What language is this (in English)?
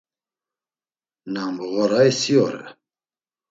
Laz